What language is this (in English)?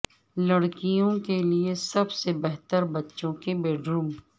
Urdu